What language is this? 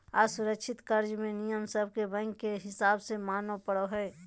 Magahi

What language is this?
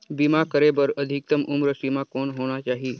Chhattisgarhi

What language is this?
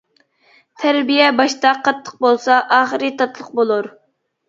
Uyghur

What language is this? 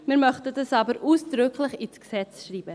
Swiss German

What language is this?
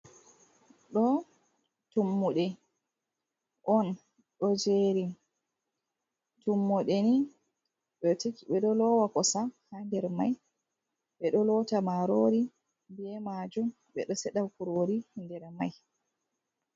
Fula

